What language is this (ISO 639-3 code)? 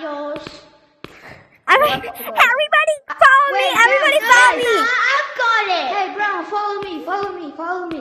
eng